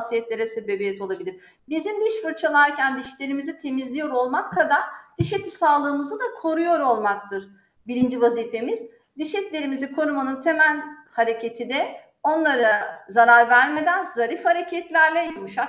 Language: Turkish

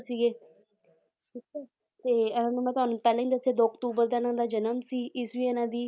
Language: Punjabi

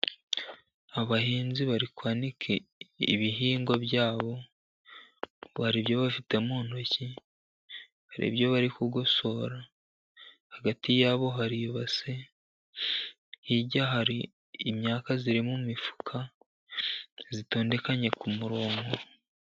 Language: Kinyarwanda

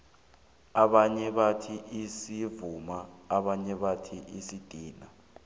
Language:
South Ndebele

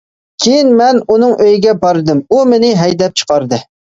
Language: Uyghur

